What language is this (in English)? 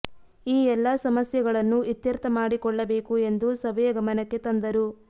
Kannada